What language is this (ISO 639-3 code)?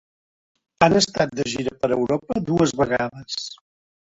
cat